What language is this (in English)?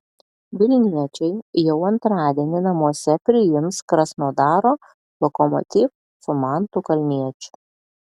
Lithuanian